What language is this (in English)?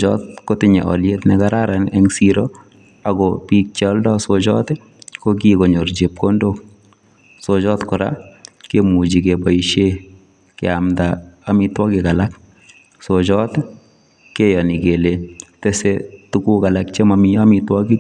Kalenjin